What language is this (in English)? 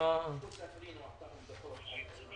Hebrew